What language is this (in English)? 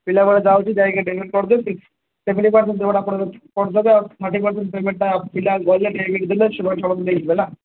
Odia